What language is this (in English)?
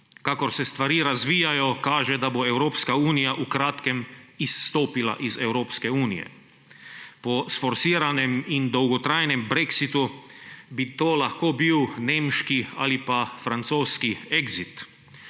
Slovenian